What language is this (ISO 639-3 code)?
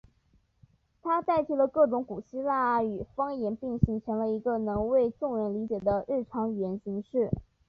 zho